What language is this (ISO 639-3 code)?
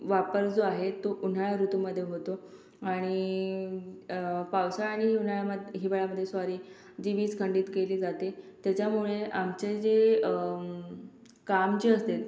mar